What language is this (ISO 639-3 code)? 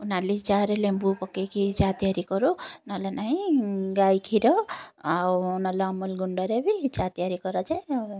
ori